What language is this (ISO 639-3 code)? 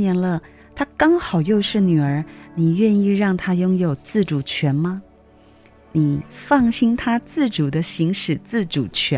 zho